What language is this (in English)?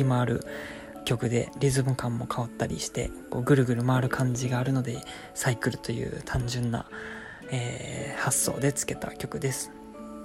Japanese